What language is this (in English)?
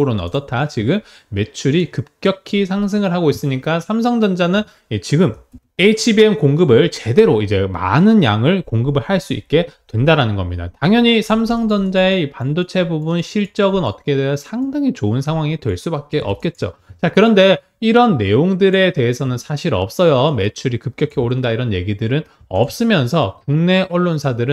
Korean